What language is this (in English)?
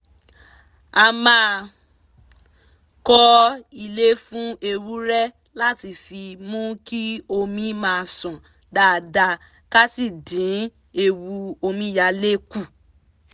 Yoruba